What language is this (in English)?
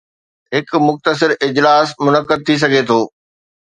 Sindhi